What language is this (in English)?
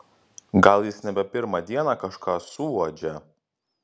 Lithuanian